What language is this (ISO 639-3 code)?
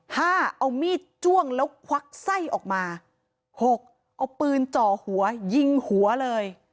tha